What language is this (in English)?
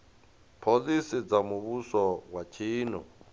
Venda